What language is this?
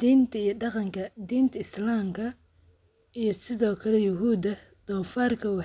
Somali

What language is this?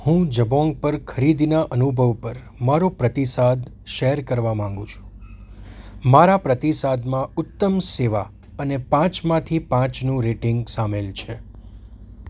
Gujarati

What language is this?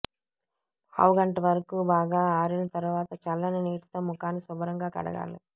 Telugu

